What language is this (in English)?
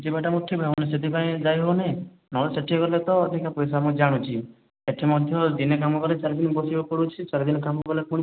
Odia